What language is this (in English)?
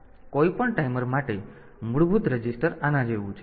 Gujarati